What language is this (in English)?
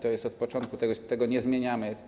Polish